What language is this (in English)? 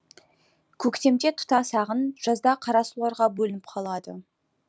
Kazakh